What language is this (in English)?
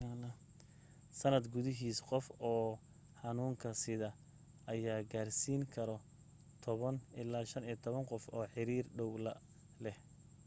Somali